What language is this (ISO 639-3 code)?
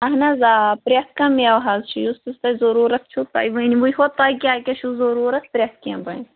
kas